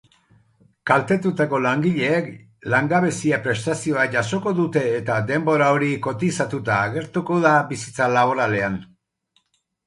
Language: Basque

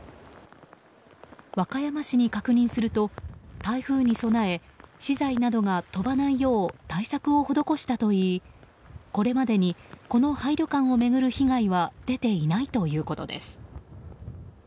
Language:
Japanese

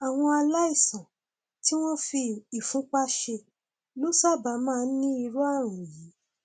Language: Yoruba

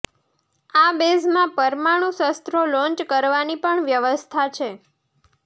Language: Gujarati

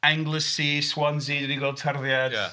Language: Welsh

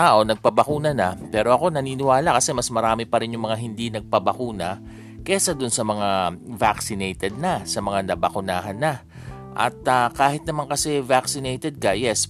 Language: Filipino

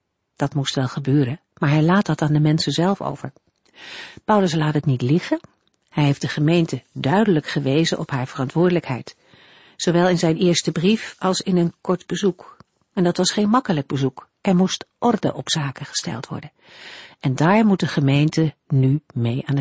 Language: Dutch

